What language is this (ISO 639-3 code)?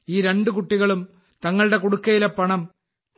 mal